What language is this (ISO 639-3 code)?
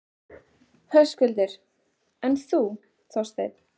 isl